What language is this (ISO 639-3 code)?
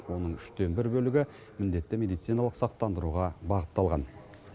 kaz